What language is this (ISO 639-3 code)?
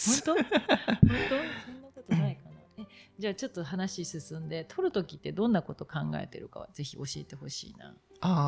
jpn